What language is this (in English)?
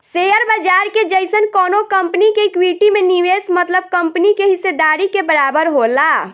Bhojpuri